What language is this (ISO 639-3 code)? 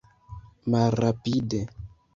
epo